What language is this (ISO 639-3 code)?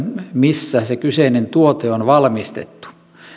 fin